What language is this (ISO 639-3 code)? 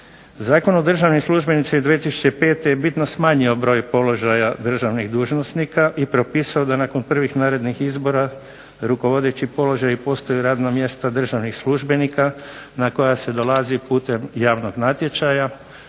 hrv